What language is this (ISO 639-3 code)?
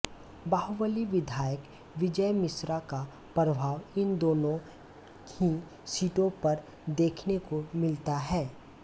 hin